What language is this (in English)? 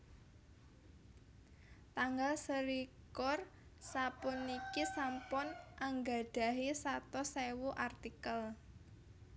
Javanese